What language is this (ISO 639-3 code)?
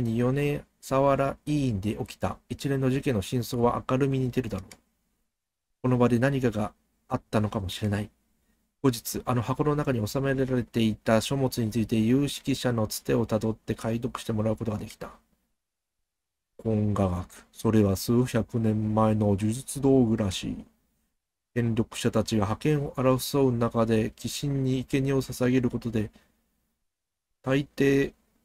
jpn